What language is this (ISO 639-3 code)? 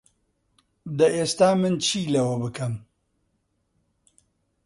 ckb